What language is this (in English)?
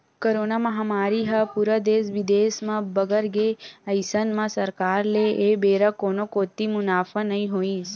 Chhattisgarhi